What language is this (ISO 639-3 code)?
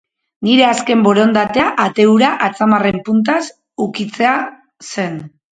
eus